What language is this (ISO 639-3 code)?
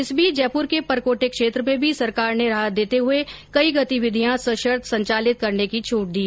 hin